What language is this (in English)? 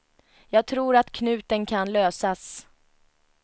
Swedish